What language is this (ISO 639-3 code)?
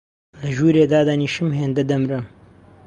ckb